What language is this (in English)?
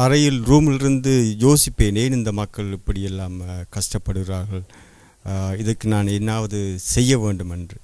Tamil